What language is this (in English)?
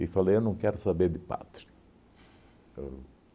Portuguese